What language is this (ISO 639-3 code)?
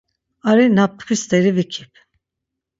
lzz